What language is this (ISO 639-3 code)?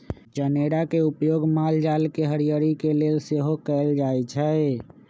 mag